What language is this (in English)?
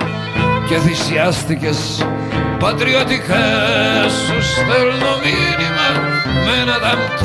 Greek